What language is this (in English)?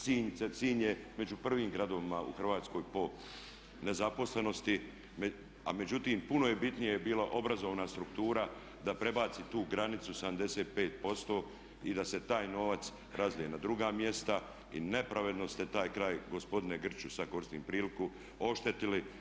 Croatian